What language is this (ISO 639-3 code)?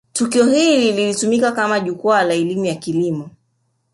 swa